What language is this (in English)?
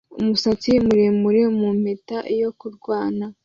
Kinyarwanda